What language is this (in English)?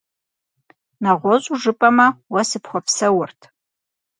Kabardian